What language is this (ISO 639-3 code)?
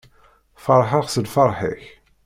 kab